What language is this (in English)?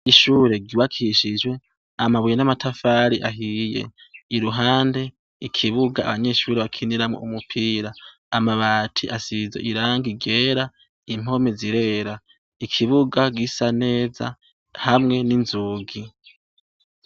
Rundi